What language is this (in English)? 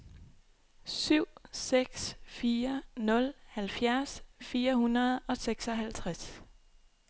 Danish